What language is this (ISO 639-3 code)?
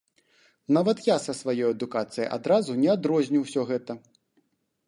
bel